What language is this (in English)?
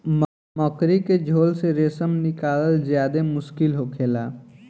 Bhojpuri